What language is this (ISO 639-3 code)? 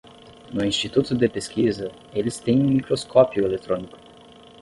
por